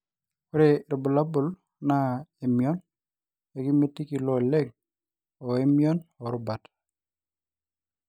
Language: Masai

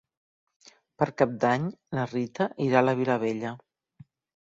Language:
Catalan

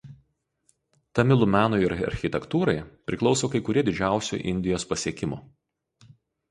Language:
Lithuanian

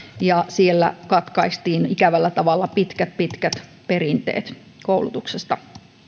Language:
Finnish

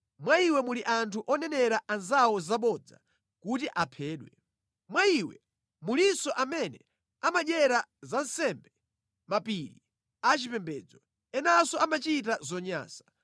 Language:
Nyanja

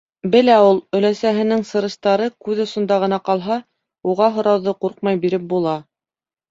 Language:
Bashkir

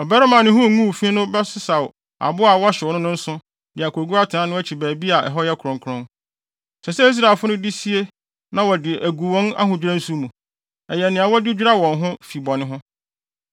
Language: Akan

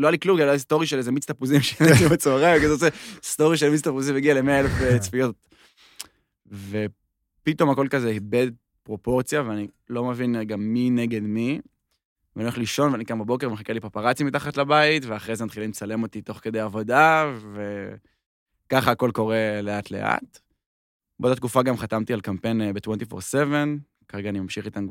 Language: Hebrew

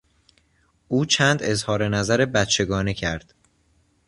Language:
Persian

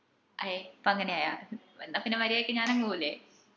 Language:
Malayalam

